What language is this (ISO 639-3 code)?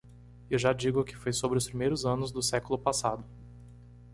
por